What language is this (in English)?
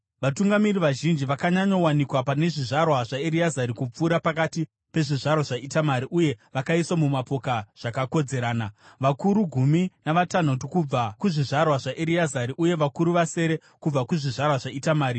Shona